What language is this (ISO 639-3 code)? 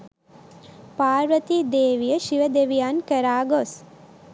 sin